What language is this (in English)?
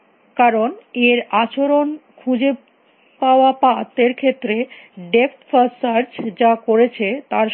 Bangla